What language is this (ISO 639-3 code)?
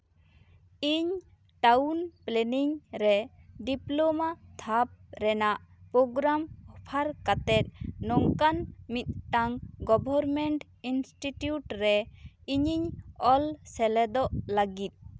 sat